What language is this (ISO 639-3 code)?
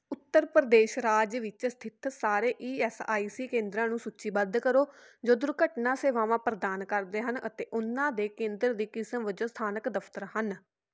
pan